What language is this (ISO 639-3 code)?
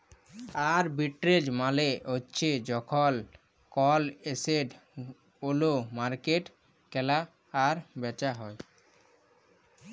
ben